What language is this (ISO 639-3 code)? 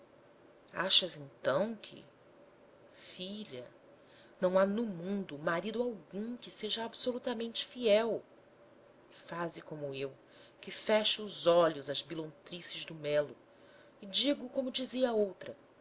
por